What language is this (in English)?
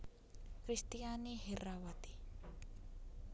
Javanese